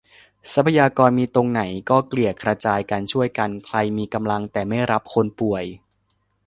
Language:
Thai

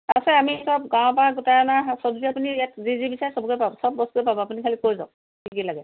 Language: Assamese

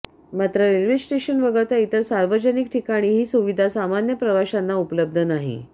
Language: Marathi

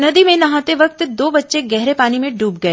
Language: Hindi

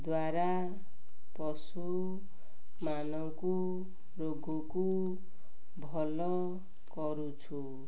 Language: Odia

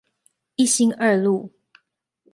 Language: Chinese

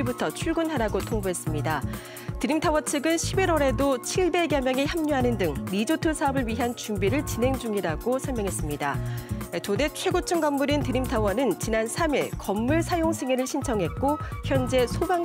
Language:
Korean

